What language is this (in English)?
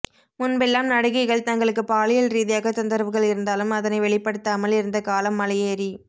Tamil